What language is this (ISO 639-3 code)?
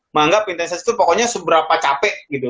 ind